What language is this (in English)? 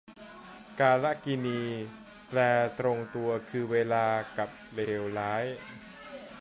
Thai